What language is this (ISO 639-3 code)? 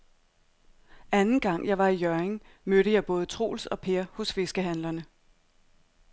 dan